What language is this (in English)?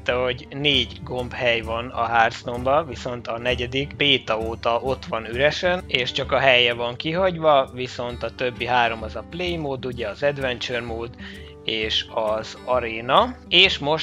Hungarian